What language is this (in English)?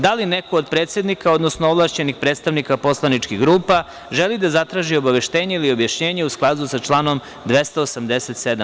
Serbian